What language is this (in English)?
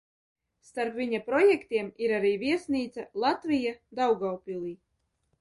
Latvian